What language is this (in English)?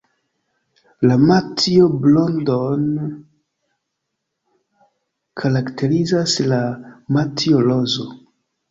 Esperanto